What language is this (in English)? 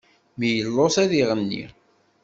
Kabyle